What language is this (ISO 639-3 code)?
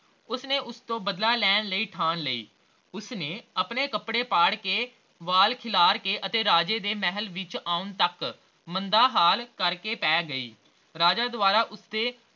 pan